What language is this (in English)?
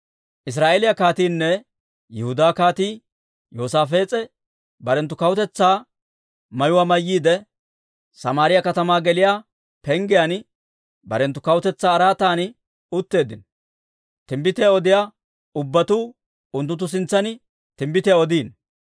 Dawro